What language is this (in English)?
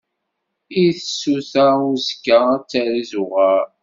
Kabyle